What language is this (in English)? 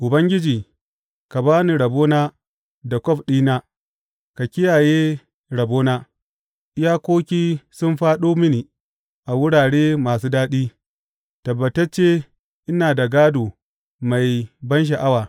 Hausa